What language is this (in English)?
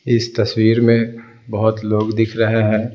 Hindi